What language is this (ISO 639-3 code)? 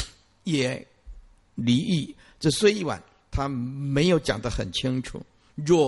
zho